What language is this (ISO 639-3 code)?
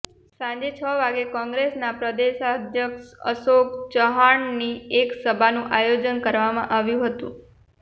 guj